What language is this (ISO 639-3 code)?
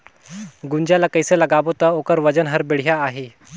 hne